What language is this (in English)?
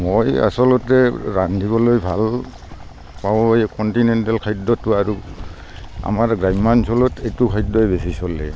Assamese